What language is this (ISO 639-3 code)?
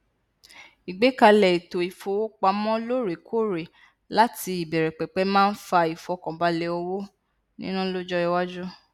yor